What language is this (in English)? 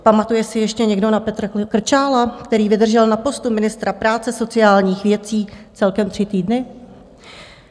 Czech